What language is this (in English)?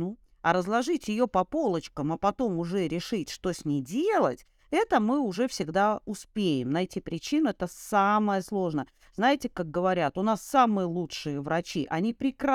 Russian